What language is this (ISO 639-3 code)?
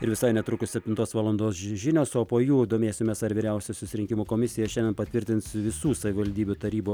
lit